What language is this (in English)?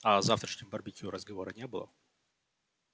Russian